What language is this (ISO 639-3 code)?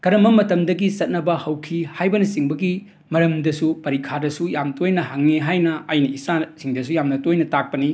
mni